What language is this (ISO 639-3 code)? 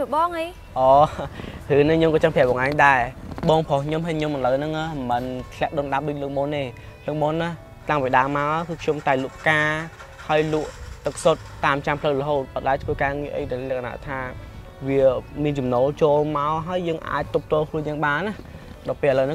vie